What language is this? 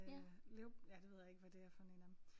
Danish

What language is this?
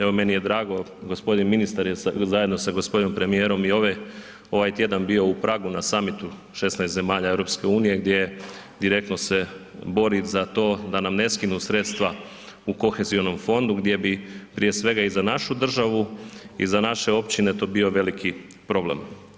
Croatian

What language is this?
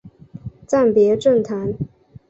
Chinese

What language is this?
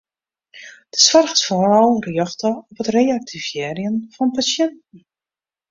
Western Frisian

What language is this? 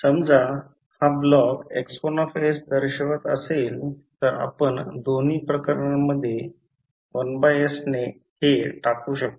Marathi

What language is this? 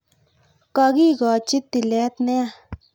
Kalenjin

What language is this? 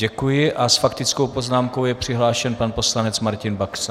Czech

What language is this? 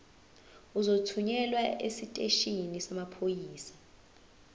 Zulu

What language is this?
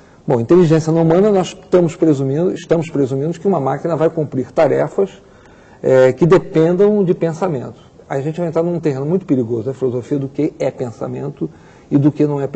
Portuguese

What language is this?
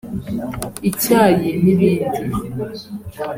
Kinyarwanda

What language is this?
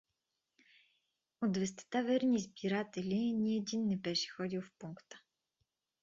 Bulgarian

